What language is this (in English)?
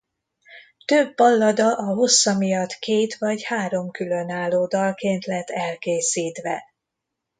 Hungarian